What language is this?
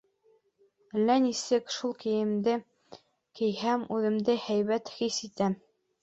Bashkir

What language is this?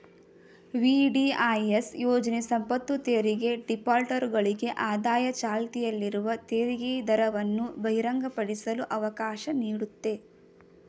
Kannada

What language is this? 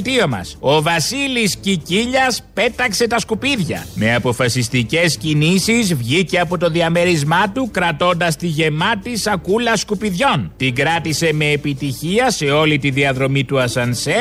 Greek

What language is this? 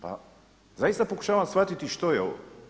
Croatian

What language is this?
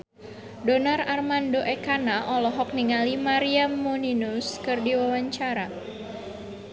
Sundanese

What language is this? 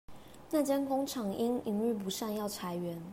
Chinese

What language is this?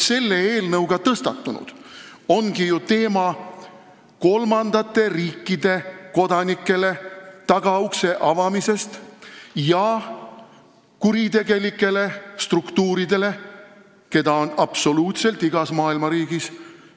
Estonian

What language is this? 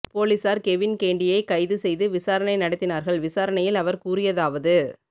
Tamil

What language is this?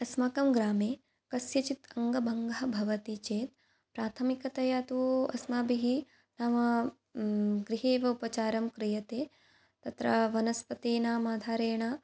Sanskrit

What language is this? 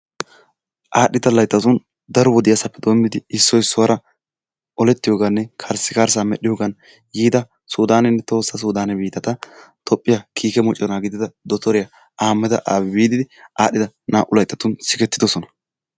Wolaytta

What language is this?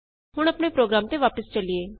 Punjabi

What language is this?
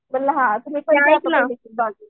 Marathi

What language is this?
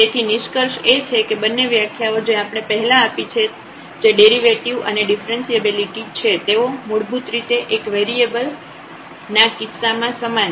Gujarati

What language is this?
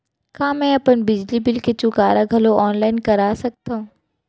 Chhattisgarhi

